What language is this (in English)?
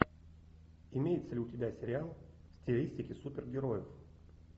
Russian